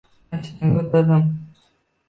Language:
Uzbek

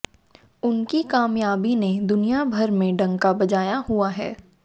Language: Hindi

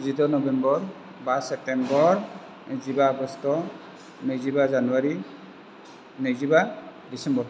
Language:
Bodo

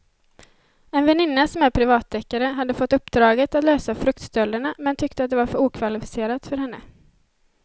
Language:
Swedish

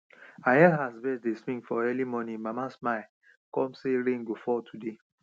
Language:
Nigerian Pidgin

